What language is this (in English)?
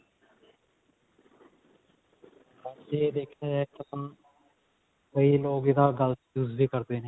Punjabi